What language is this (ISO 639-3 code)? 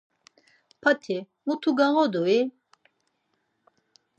lzz